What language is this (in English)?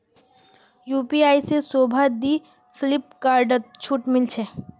Magahi